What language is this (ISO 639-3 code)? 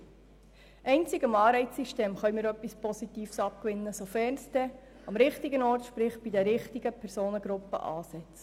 gsw